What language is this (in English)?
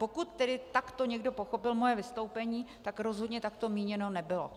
Czech